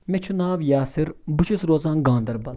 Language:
Kashmiri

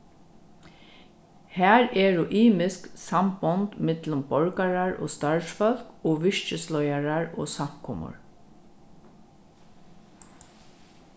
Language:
Faroese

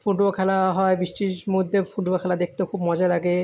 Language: Bangla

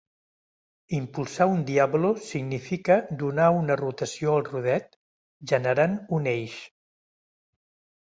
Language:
Catalan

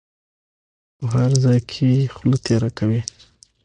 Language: Pashto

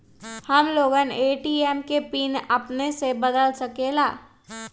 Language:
Magahi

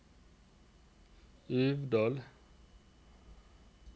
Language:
Norwegian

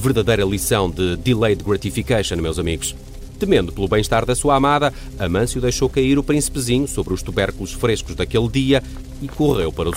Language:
Portuguese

